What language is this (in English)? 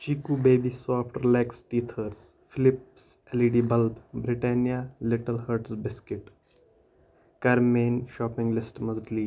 Kashmiri